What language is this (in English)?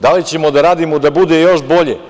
Serbian